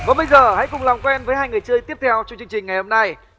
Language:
Vietnamese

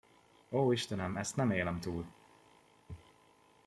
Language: Hungarian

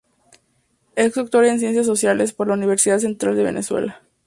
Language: Spanish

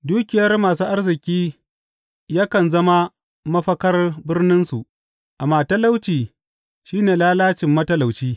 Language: Hausa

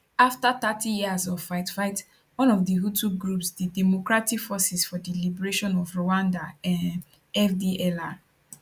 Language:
Nigerian Pidgin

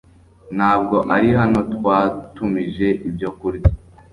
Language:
Kinyarwanda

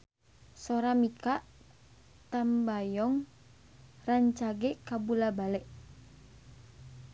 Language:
Sundanese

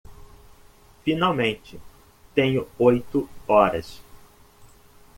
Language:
Portuguese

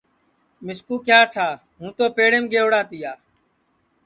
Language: Sansi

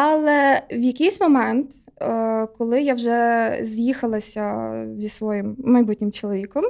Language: Ukrainian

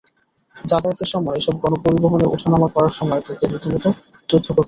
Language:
Bangla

